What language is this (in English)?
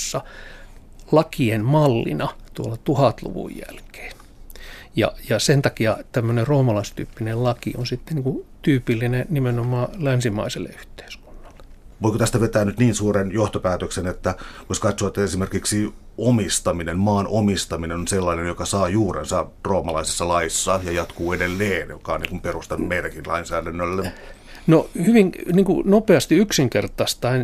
Finnish